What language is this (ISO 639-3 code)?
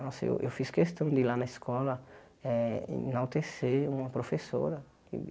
por